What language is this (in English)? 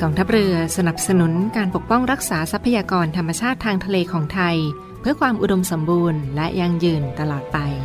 Thai